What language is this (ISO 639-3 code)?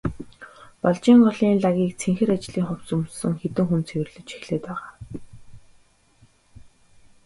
mon